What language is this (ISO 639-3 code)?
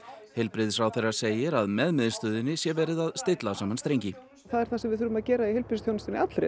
isl